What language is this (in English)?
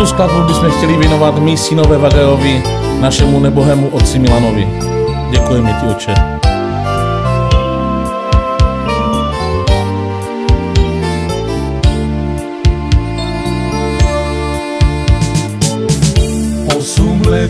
Romanian